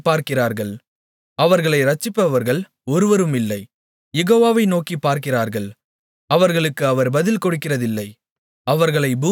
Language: Tamil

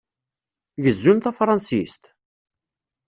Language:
Kabyle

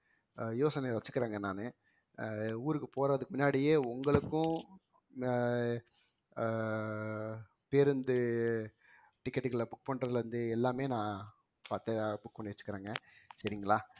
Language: Tamil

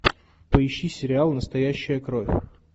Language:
Russian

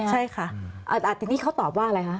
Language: Thai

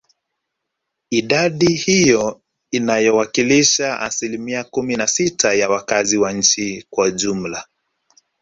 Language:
Swahili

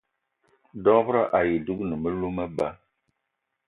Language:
Eton (Cameroon)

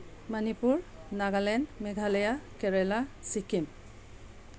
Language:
Manipuri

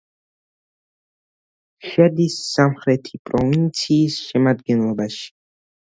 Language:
Georgian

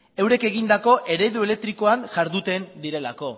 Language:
Basque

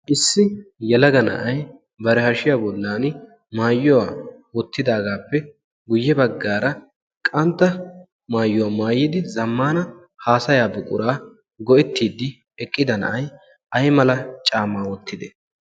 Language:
Wolaytta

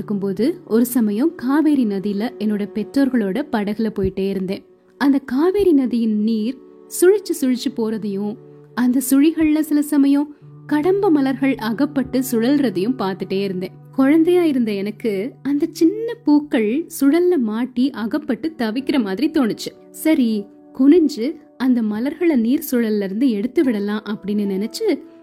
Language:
Tamil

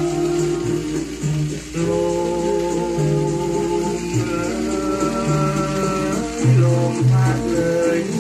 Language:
Thai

